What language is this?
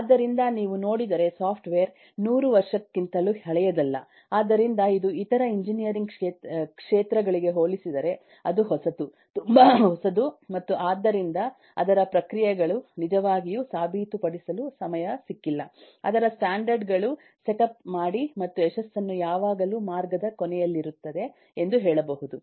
Kannada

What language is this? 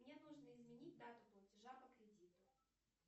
Russian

